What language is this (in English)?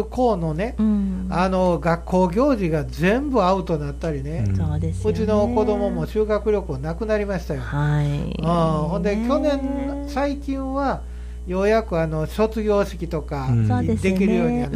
Japanese